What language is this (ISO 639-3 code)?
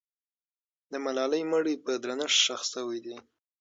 pus